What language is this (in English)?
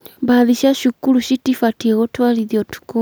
Kikuyu